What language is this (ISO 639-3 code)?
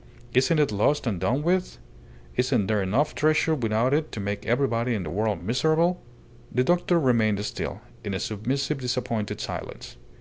eng